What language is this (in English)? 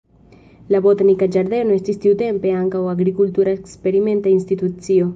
Esperanto